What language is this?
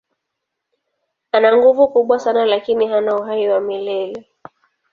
Swahili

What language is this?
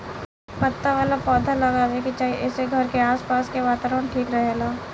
Bhojpuri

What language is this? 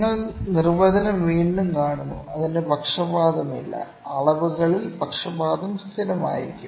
Malayalam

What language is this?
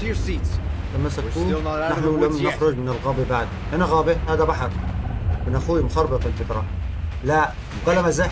Arabic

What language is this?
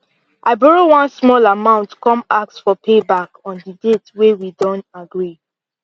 Nigerian Pidgin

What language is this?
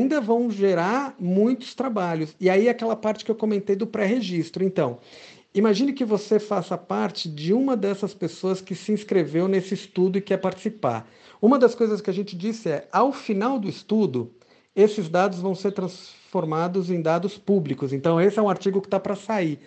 Portuguese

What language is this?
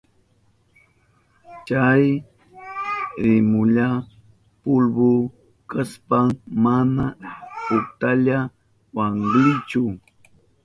Southern Pastaza Quechua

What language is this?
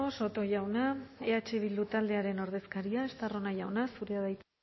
Basque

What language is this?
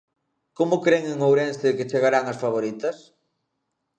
Galician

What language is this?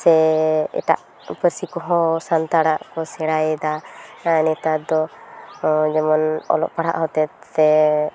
Santali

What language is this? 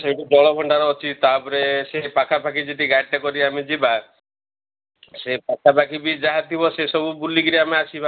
Odia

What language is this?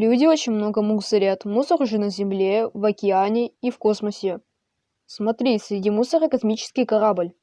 Russian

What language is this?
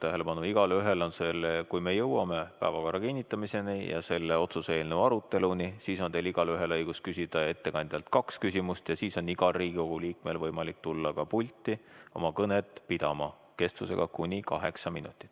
Estonian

